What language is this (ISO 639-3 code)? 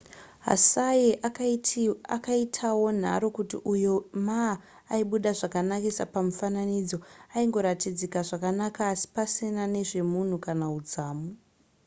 sna